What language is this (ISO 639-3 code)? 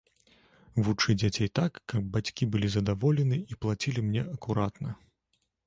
bel